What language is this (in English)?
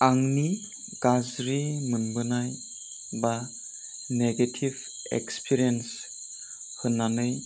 Bodo